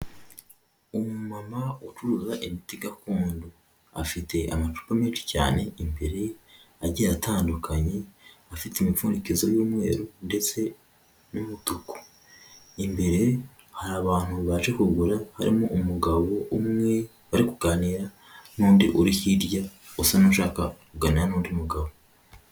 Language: Kinyarwanda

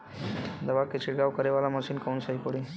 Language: Bhojpuri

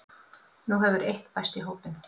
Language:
Icelandic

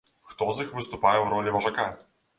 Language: Belarusian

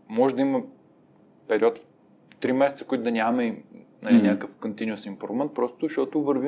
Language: Bulgarian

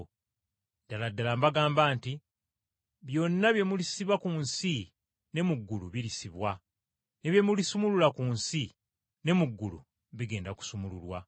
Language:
Ganda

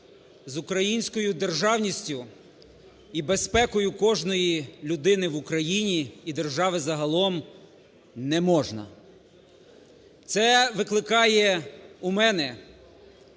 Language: Ukrainian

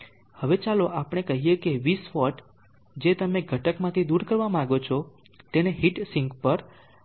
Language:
Gujarati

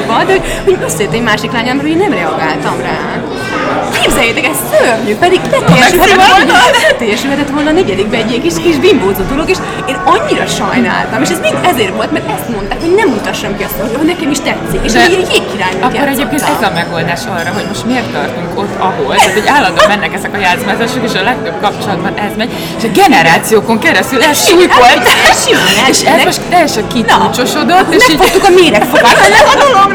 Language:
Hungarian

